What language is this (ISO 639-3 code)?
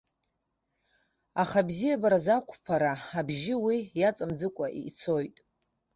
abk